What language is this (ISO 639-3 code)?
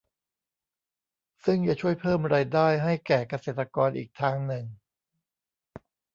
tha